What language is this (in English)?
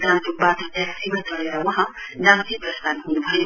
Nepali